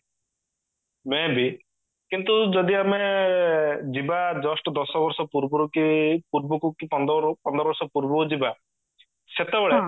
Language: Odia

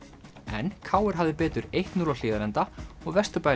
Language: Icelandic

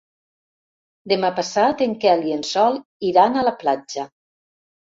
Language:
Catalan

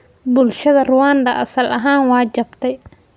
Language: Somali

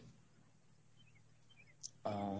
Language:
Bangla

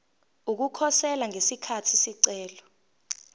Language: Zulu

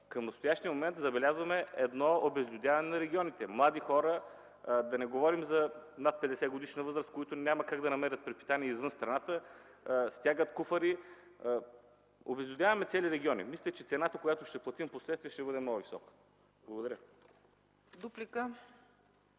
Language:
Bulgarian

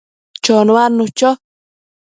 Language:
Matsés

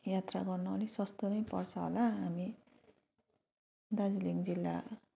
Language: Nepali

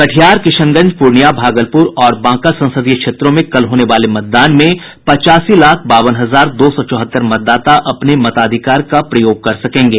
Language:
Hindi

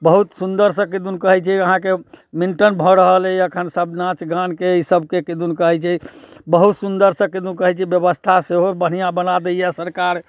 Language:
Maithili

